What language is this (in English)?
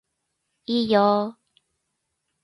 Japanese